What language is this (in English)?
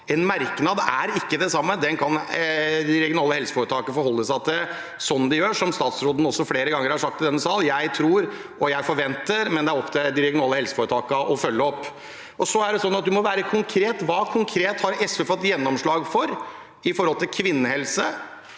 Norwegian